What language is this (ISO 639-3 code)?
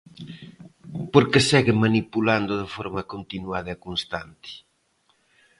glg